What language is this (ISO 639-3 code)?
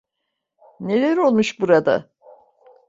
tur